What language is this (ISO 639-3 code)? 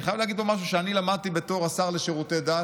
heb